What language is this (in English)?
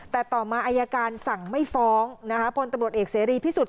Thai